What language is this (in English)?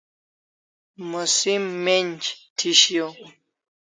Kalasha